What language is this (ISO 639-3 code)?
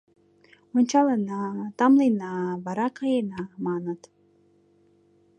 chm